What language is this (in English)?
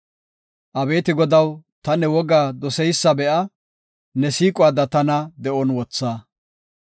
Gofa